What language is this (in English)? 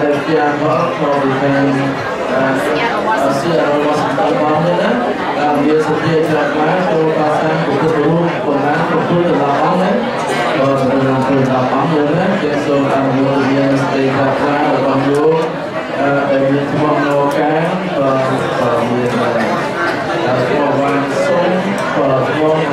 Indonesian